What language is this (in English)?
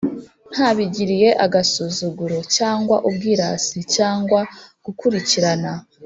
Kinyarwanda